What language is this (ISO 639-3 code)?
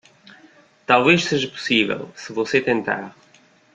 por